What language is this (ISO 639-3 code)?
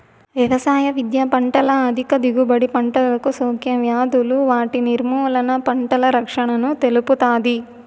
tel